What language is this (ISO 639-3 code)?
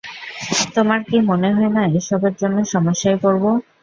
ben